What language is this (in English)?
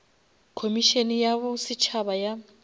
Northern Sotho